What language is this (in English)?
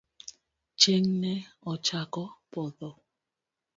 Luo (Kenya and Tanzania)